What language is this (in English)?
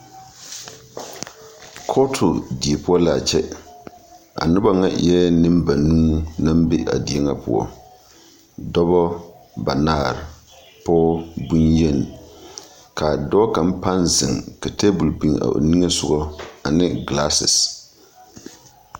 Southern Dagaare